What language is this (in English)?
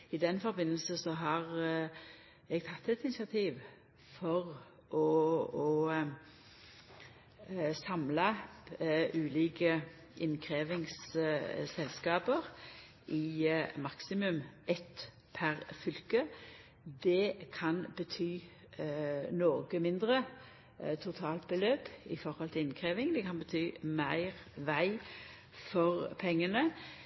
Norwegian Nynorsk